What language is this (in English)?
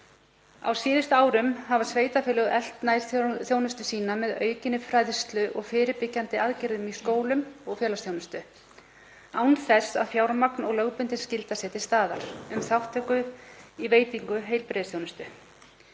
Icelandic